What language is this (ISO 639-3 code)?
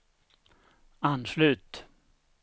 swe